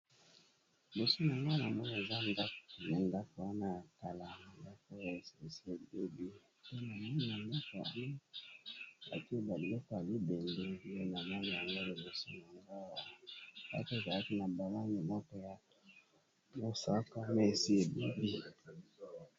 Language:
Lingala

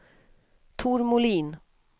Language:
Swedish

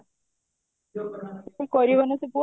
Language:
Odia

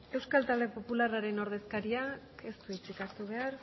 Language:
Basque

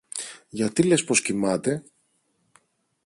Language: Greek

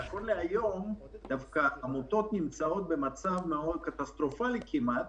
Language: Hebrew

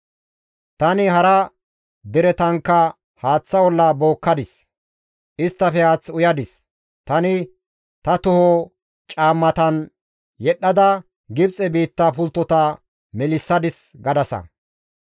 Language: Gamo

